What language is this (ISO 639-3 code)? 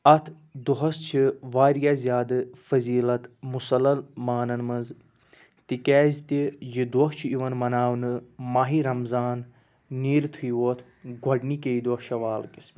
kas